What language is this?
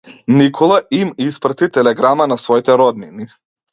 Macedonian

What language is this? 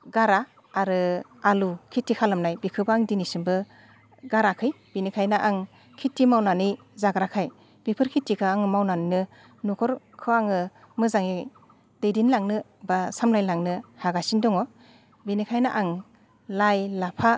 Bodo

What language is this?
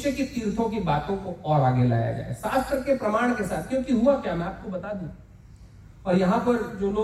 Hindi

